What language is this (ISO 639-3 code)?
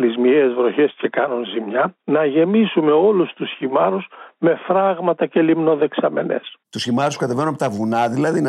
ell